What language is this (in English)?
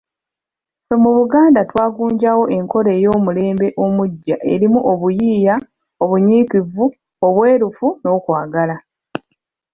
Ganda